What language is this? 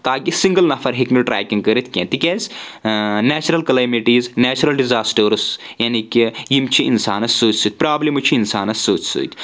Kashmiri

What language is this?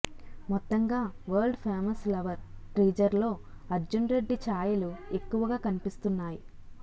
Telugu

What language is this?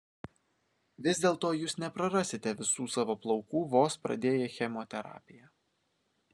Lithuanian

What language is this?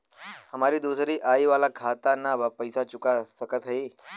Bhojpuri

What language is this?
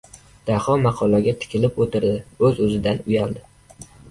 Uzbek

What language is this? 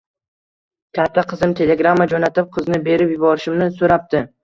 Uzbek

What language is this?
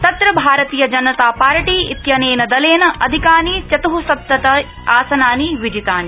Sanskrit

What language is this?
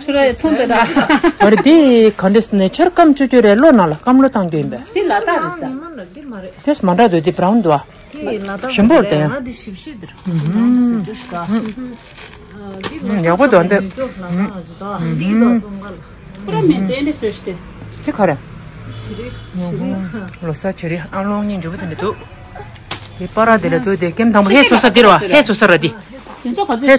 Korean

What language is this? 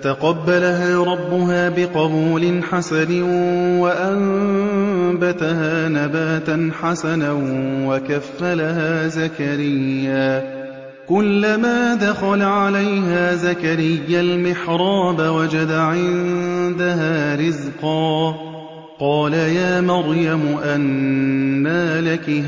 Arabic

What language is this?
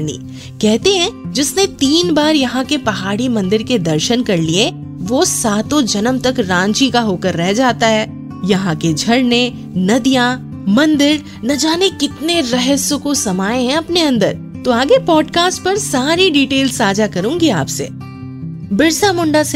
Hindi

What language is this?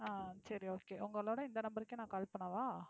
Tamil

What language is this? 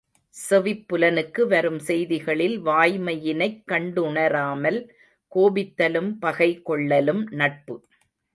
Tamil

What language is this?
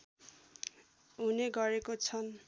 Nepali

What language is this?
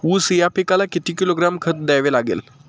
Marathi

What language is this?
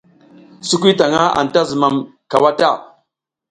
South Giziga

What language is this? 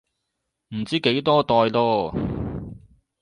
Cantonese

